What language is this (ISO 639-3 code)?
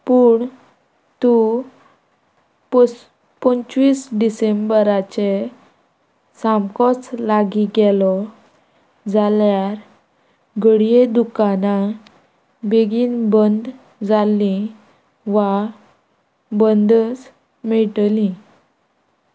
kok